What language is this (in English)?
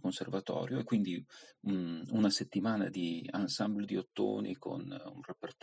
Italian